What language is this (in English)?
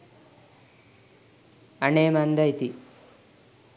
Sinhala